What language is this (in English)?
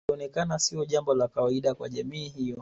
Swahili